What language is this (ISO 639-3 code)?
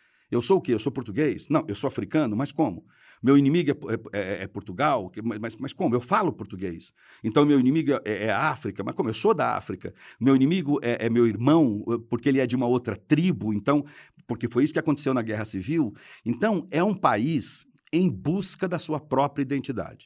por